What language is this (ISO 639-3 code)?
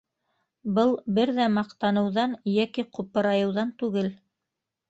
bak